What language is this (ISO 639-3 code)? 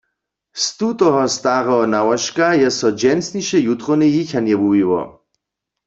hsb